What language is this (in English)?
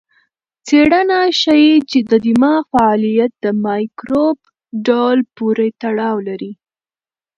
Pashto